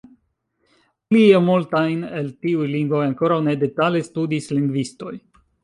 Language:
Esperanto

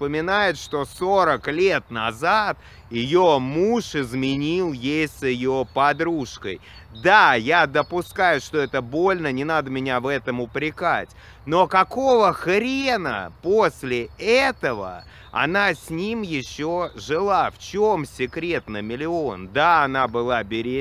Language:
Russian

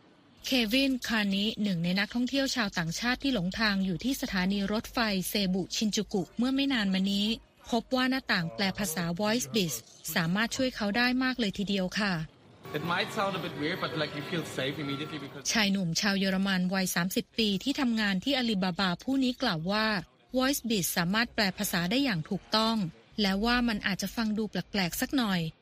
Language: Thai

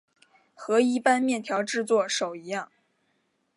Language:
Chinese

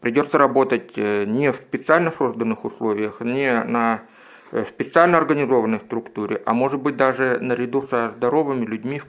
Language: Russian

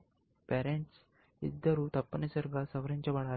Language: Telugu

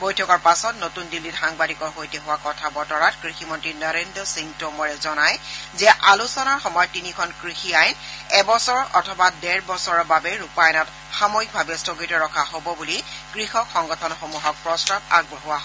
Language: Assamese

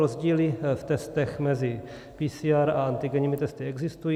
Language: Czech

